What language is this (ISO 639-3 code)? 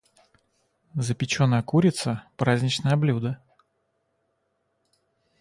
rus